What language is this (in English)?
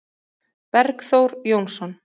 Icelandic